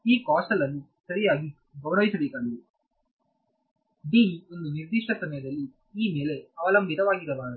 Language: Kannada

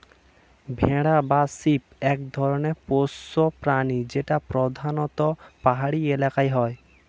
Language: Bangla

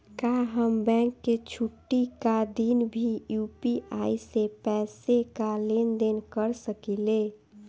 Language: Bhojpuri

